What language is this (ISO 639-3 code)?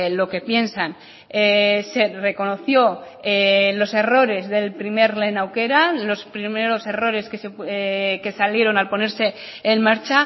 spa